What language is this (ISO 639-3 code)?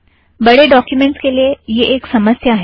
hin